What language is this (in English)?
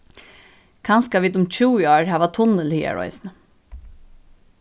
Faroese